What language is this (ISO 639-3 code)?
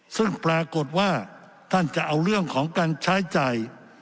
tha